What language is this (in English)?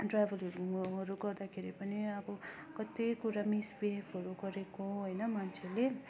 Nepali